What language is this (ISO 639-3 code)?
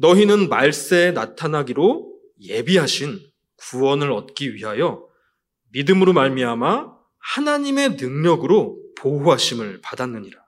kor